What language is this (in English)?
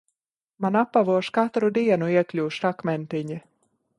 Latvian